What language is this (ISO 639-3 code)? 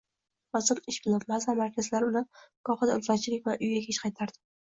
uzb